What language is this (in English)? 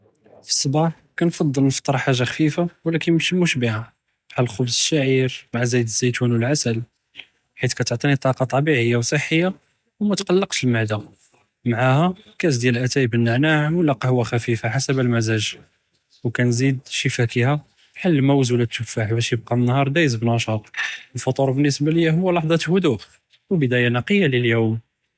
Judeo-Arabic